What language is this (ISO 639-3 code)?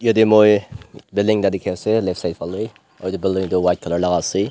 nag